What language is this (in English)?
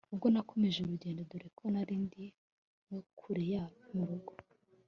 Kinyarwanda